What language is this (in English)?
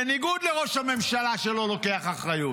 Hebrew